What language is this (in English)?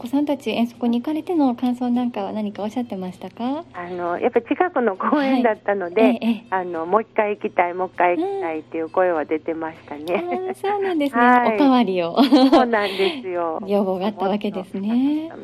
Japanese